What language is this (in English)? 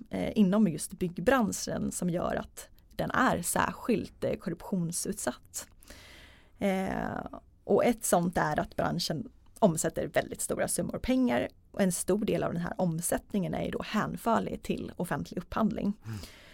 Swedish